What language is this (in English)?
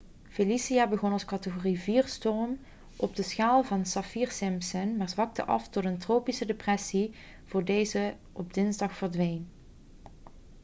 Dutch